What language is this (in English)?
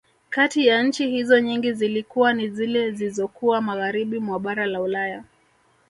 Swahili